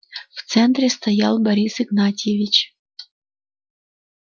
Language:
Russian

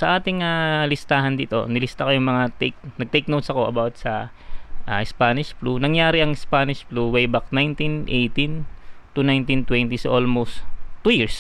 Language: Filipino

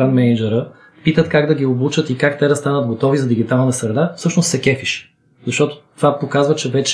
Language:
Bulgarian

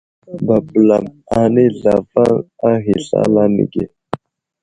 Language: Wuzlam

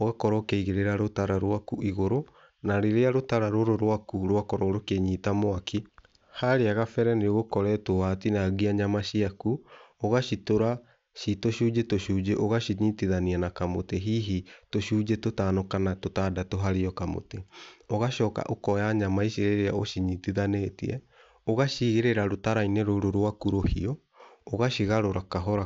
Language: Kikuyu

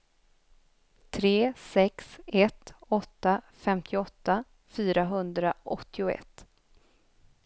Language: Swedish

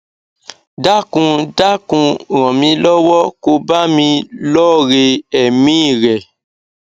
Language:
Yoruba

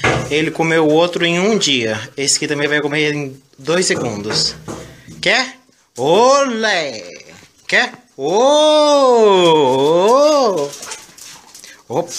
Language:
Portuguese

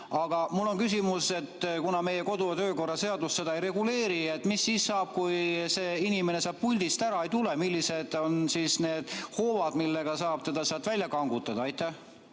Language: Estonian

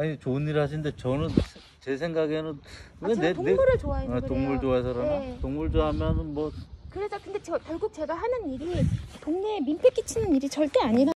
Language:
Korean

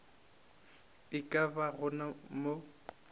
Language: Northern Sotho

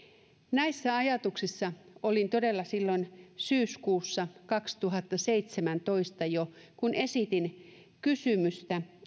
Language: Finnish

